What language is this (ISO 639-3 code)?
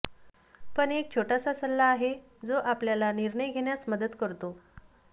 mar